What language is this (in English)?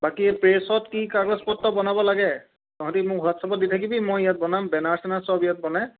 Assamese